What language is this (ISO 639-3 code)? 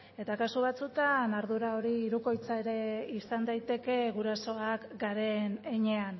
eus